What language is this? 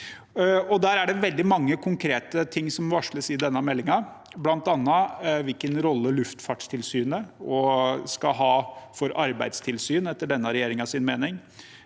Norwegian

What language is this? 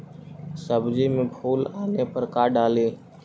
Magahi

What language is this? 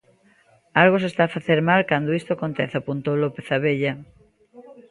Galician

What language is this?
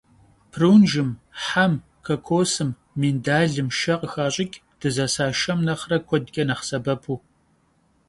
Kabardian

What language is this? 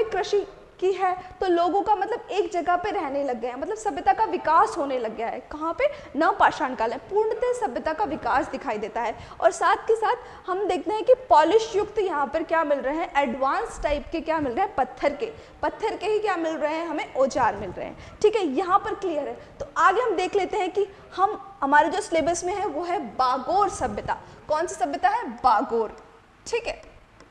Hindi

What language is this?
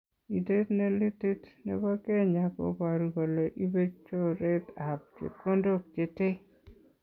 Kalenjin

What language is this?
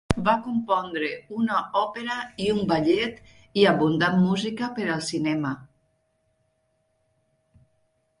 Catalan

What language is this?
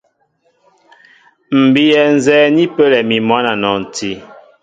Mbo (Cameroon)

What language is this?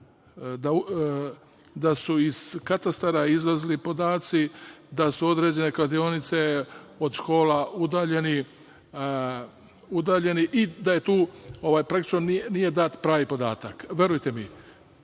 Serbian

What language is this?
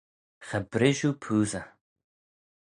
Manx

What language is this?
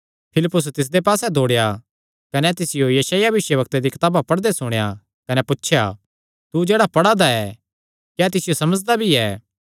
Kangri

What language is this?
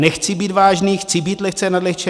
Czech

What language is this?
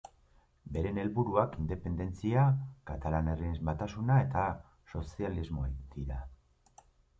Basque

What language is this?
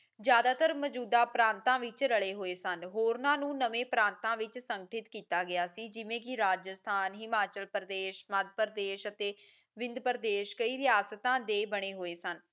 Punjabi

